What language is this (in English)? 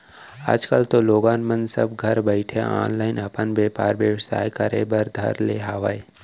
Chhattisgarhi